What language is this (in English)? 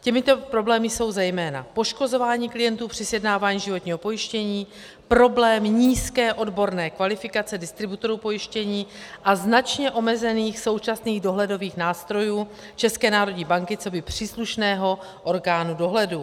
Czech